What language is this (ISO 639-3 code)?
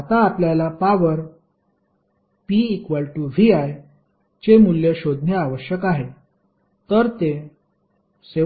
mar